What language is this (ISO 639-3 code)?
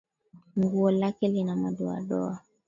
swa